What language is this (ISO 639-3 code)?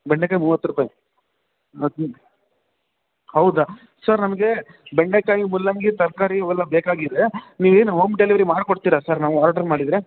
kan